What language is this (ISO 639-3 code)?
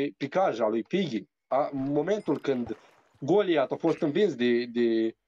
ron